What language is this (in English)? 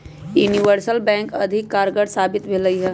Magahi